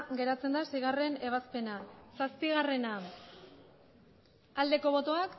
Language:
Basque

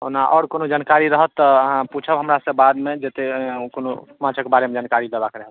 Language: Maithili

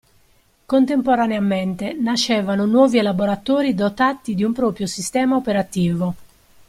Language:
Italian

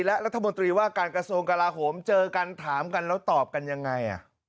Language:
Thai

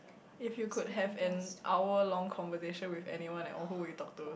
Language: English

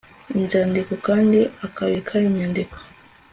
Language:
Kinyarwanda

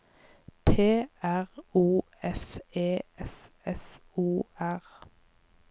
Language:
Norwegian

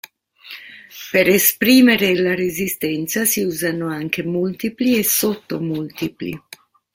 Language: Italian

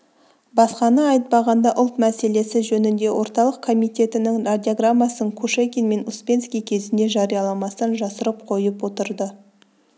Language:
Kazakh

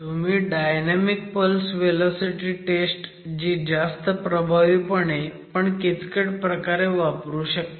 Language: Marathi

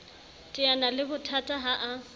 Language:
Southern Sotho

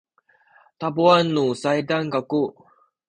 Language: Sakizaya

